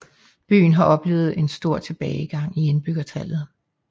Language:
Danish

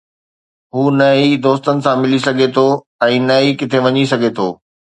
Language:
Sindhi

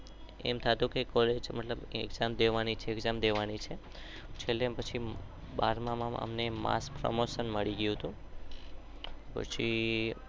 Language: Gujarati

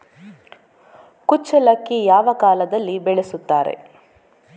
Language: Kannada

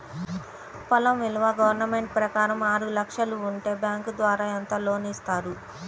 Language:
Telugu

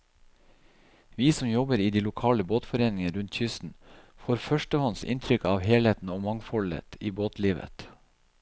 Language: Norwegian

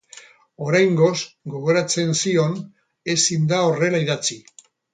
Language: Basque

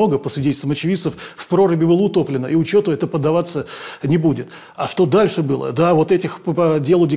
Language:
Russian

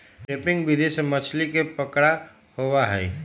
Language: Magahi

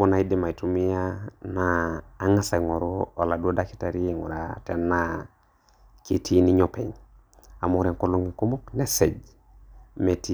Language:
Masai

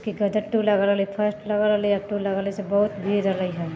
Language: Maithili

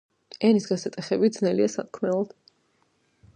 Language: Georgian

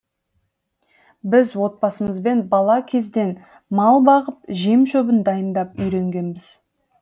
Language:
Kazakh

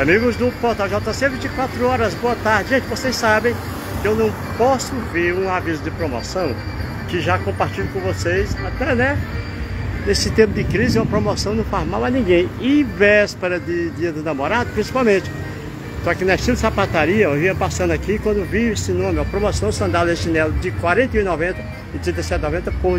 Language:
Portuguese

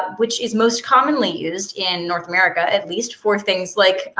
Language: English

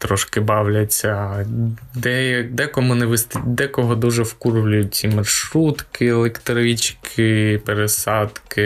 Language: Ukrainian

